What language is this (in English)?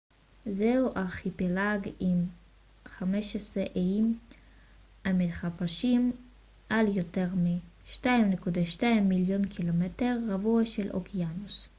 Hebrew